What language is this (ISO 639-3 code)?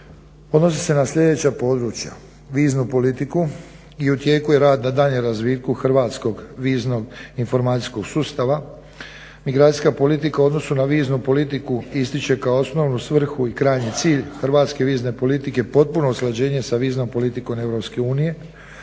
hrv